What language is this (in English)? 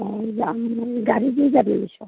Assamese